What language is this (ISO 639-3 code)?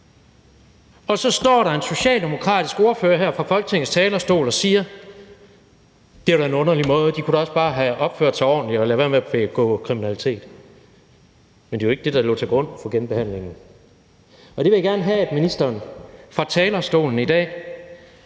dan